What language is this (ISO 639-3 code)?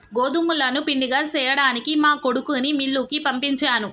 tel